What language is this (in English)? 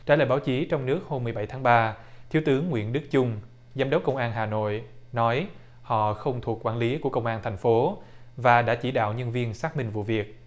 Vietnamese